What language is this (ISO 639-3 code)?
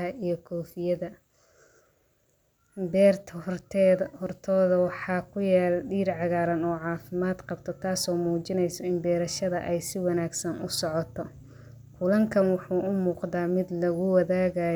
som